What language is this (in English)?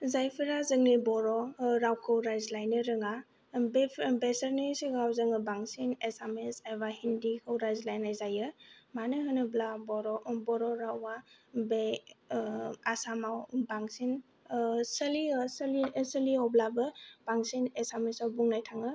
Bodo